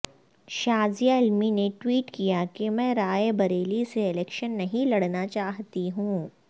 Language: Urdu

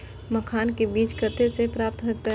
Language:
Maithili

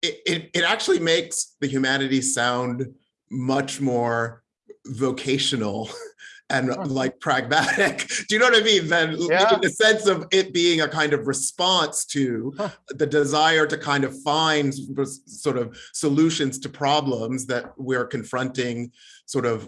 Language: English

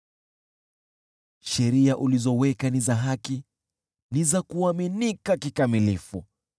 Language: Swahili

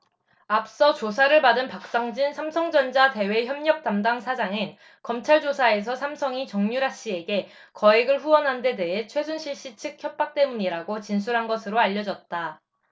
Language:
Korean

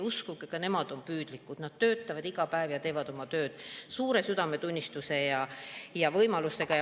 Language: Estonian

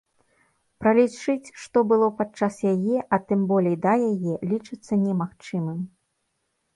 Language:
Belarusian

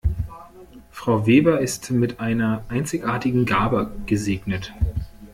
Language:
German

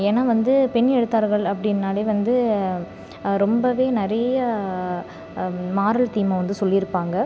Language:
Tamil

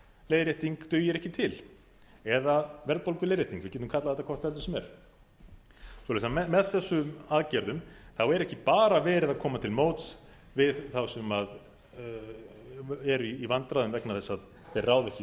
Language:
Icelandic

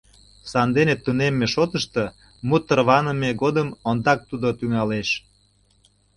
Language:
Mari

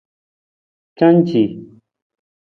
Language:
Nawdm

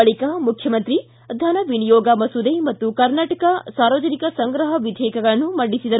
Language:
Kannada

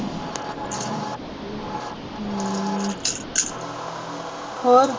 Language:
Punjabi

